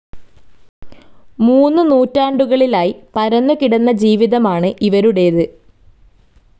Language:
Malayalam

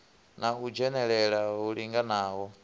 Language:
Venda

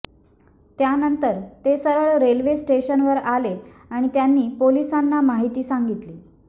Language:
Marathi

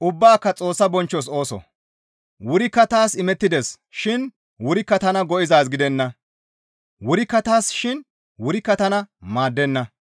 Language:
Gamo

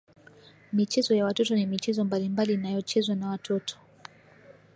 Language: Swahili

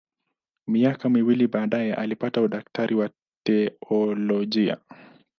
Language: Swahili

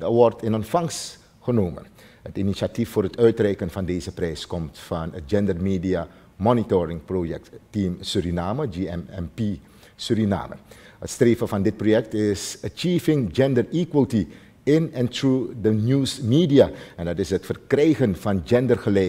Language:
Dutch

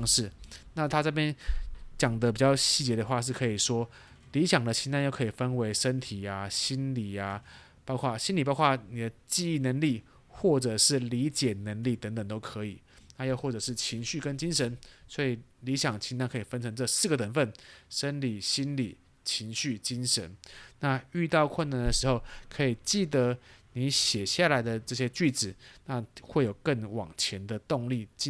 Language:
Chinese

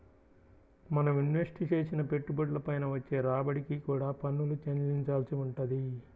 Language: Telugu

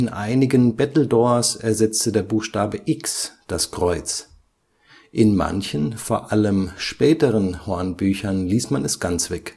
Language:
German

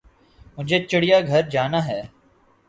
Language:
Urdu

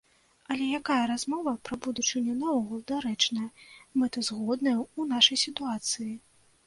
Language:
Belarusian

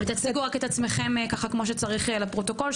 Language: Hebrew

